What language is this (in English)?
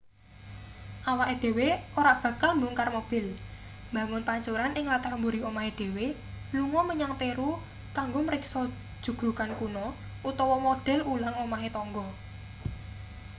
Javanese